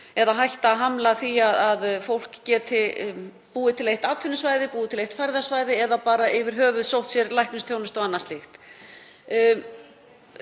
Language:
Icelandic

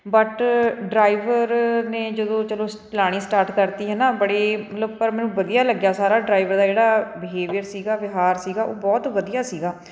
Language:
Punjabi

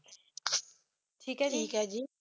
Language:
Punjabi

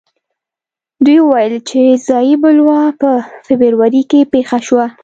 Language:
Pashto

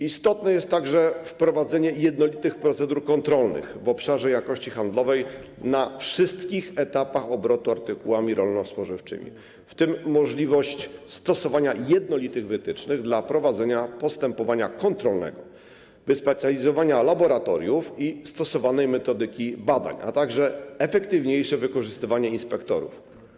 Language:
Polish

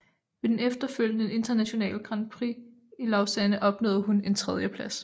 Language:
Danish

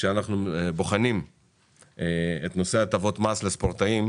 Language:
Hebrew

